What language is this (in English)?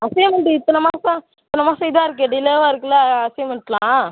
Tamil